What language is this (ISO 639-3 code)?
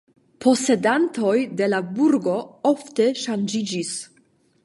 epo